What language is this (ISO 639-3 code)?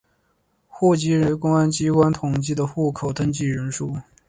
zho